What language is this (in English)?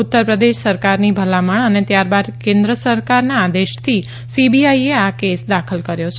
Gujarati